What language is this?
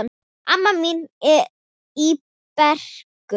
Icelandic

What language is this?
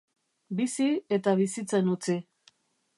Basque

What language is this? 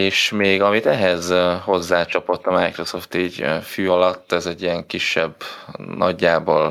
Hungarian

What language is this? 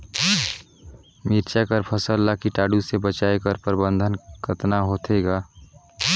Chhattisgarhi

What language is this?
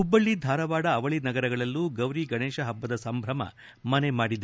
Kannada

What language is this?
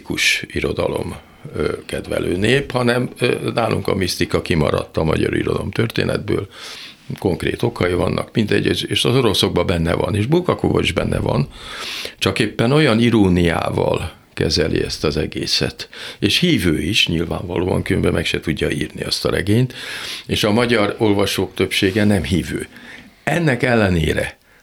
Hungarian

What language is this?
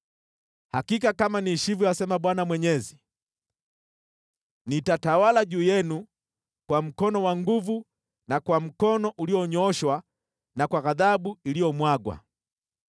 Swahili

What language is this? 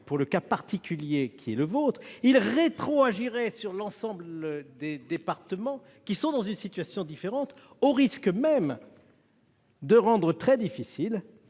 French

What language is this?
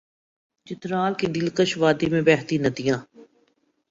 Urdu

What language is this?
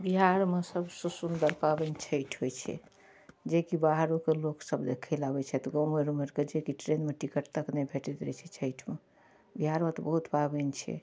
Maithili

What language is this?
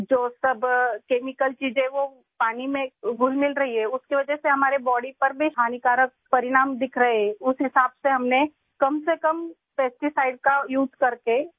Urdu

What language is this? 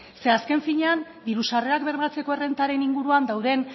Basque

